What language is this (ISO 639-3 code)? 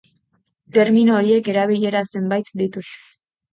eus